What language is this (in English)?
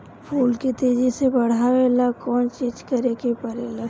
Bhojpuri